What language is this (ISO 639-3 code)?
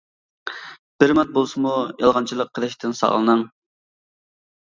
uig